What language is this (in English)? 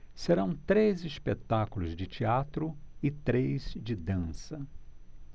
Portuguese